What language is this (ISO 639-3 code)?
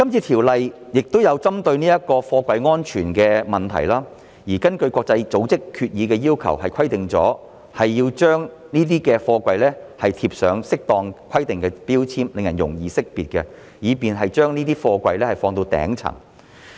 yue